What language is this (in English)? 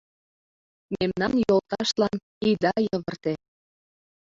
Mari